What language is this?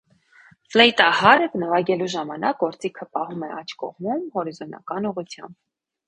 Armenian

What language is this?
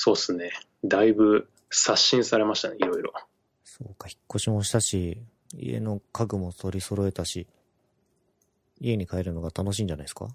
Japanese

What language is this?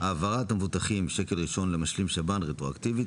Hebrew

